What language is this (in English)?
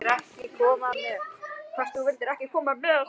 Icelandic